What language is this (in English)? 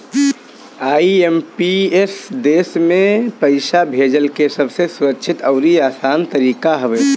Bhojpuri